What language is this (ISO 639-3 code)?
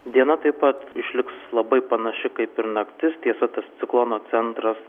lit